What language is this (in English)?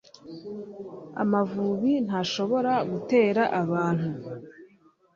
Kinyarwanda